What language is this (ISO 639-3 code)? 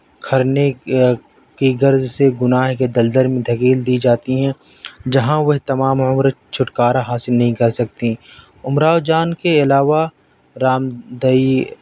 urd